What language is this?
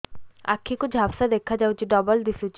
Odia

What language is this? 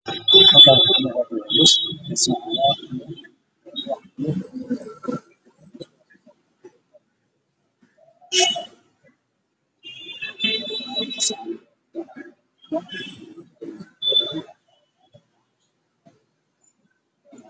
Somali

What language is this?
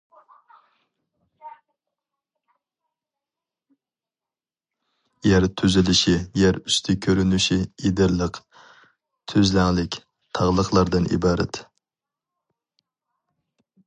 Uyghur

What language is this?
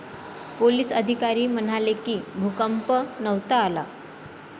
Marathi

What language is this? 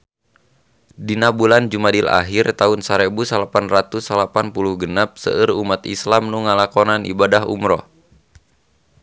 Sundanese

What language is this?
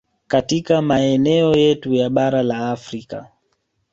Swahili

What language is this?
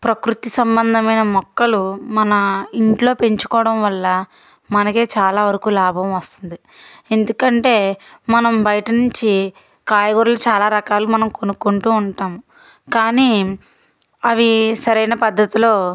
Telugu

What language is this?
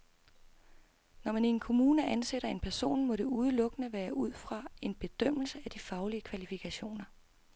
Danish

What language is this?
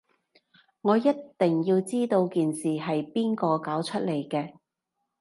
Cantonese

